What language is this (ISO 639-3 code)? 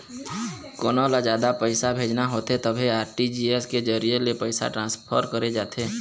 hne